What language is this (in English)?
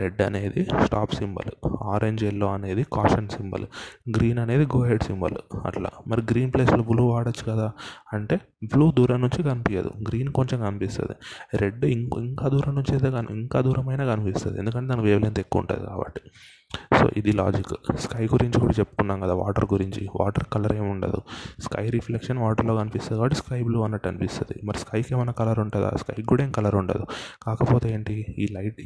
Telugu